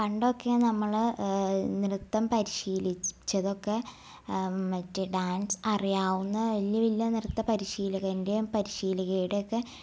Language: Malayalam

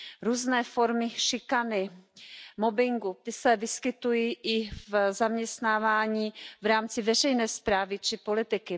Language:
Czech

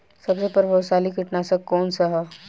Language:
Bhojpuri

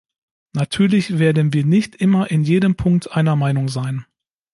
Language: German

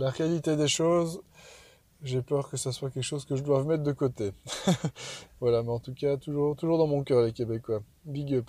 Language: French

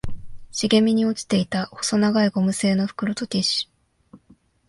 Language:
Japanese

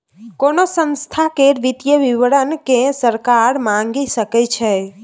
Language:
Maithili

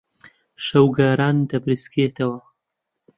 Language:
Central Kurdish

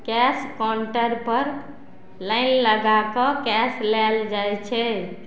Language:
Maithili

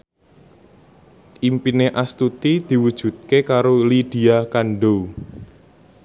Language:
Javanese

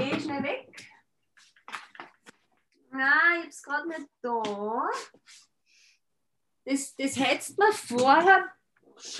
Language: German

